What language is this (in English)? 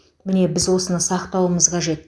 Kazakh